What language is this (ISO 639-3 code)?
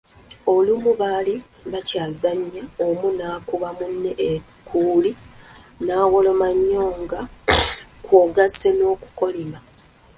lug